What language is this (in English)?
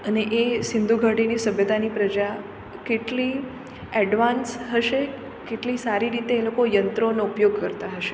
Gujarati